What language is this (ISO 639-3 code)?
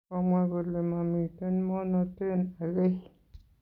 kln